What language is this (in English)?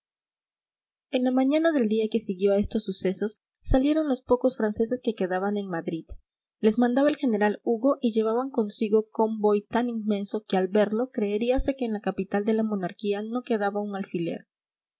Spanish